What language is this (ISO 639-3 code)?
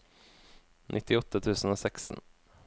nor